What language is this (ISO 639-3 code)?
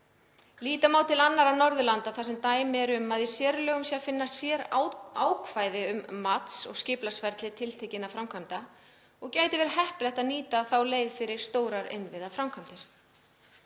isl